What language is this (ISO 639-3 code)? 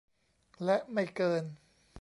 tha